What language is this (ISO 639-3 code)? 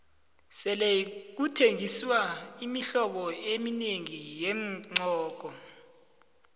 nbl